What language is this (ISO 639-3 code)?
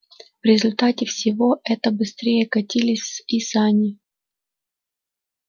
rus